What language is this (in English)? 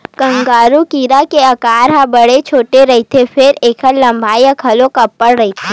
Chhattisgarhi